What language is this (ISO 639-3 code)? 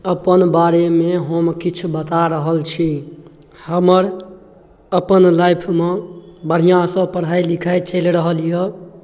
mai